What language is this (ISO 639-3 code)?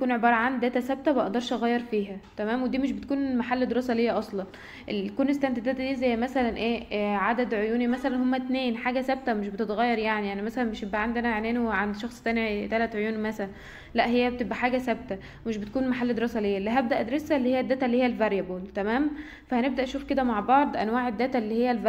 ara